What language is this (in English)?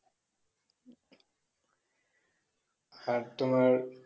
Bangla